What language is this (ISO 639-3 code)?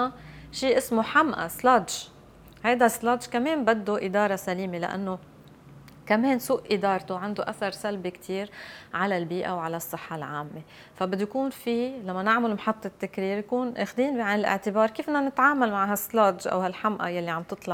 ara